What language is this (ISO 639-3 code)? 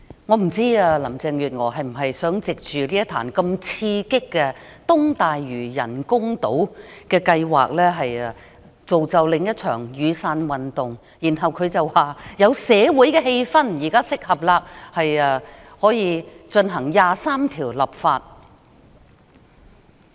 yue